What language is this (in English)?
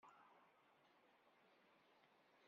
Kabyle